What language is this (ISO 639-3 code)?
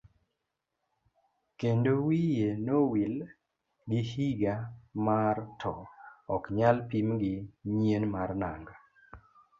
luo